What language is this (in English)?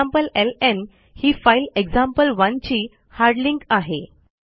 Marathi